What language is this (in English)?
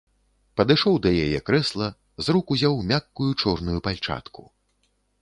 Belarusian